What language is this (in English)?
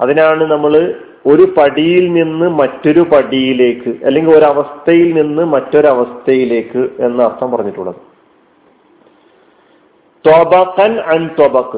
Malayalam